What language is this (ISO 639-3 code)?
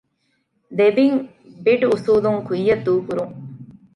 div